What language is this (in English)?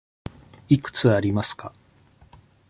Japanese